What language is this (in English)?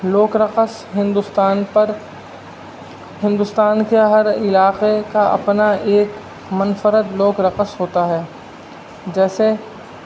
Urdu